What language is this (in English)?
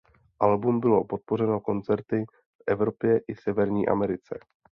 Czech